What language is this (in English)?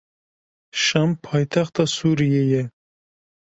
Kurdish